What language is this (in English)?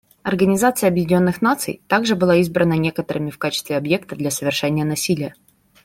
Russian